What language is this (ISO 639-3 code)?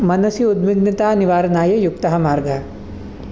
san